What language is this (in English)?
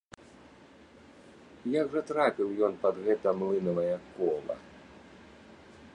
Belarusian